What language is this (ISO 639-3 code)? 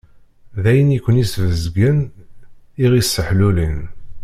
kab